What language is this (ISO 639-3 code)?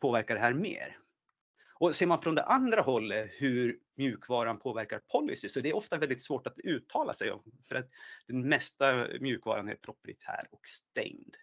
swe